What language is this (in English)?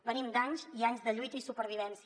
Catalan